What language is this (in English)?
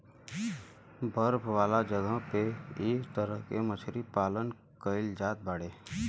Bhojpuri